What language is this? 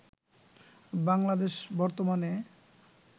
Bangla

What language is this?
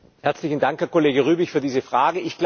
German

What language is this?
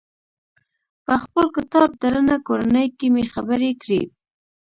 Pashto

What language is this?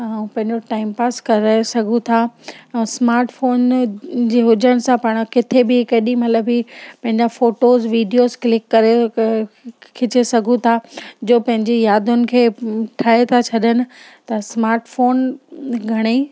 Sindhi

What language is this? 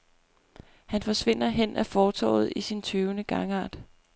Danish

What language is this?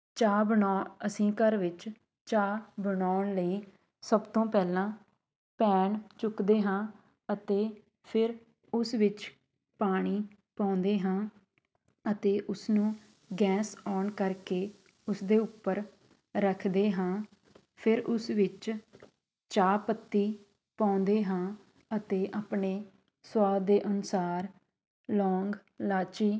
Punjabi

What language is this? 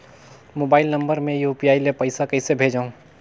Chhattisgarhi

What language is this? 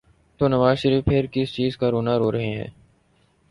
Urdu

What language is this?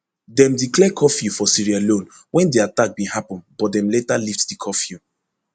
Nigerian Pidgin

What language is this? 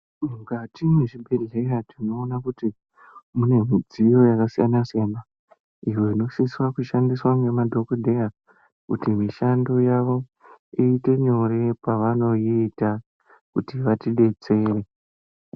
Ndau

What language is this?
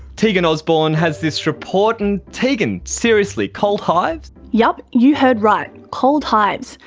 English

